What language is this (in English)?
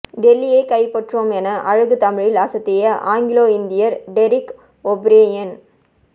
Tamil